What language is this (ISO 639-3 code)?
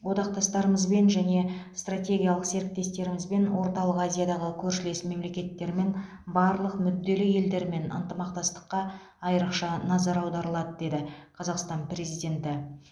kaz